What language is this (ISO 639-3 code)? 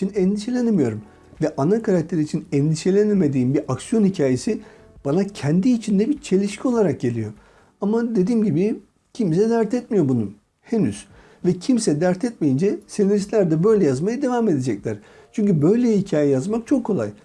tur